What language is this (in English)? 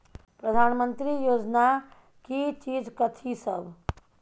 Maithili